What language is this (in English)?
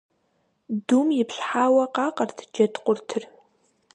Kabardian